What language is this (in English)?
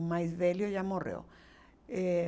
Portuguese